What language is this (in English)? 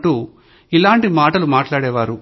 Telugu